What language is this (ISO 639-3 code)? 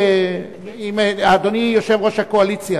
heb